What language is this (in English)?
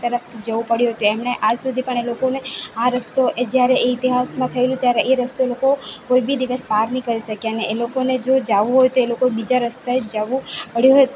Gujarati